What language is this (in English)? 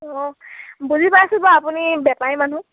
Assamese